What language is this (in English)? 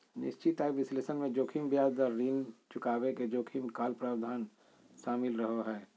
Magahi